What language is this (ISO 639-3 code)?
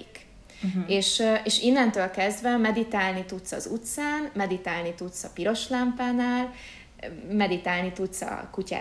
hun